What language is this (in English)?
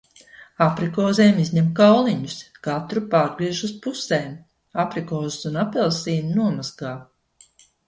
Latvian